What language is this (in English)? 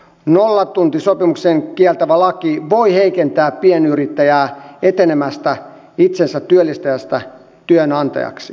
Finnish